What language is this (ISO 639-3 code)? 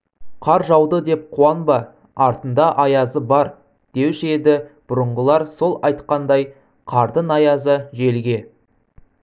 kaz